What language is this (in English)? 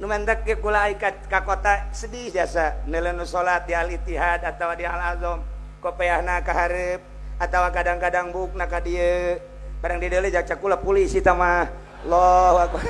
Indonesian